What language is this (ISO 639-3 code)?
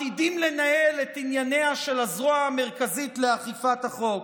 heb